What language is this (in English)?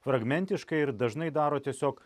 Lithuanian